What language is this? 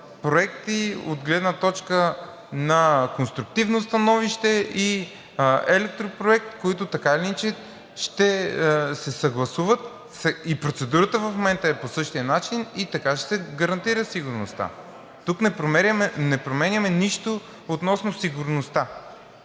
Bulgarian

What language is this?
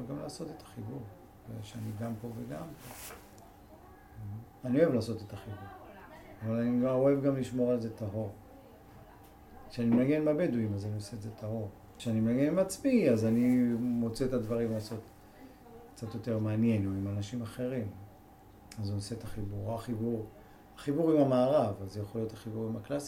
Hebrew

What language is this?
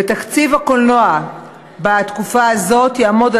Hebrew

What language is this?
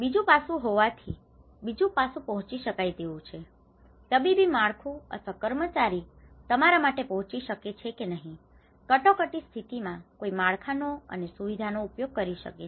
Gujarati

